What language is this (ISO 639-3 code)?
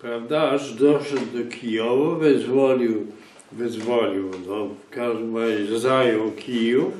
pol